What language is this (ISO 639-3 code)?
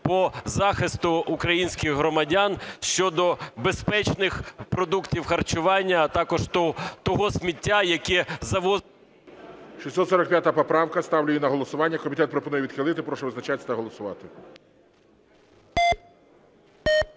ukr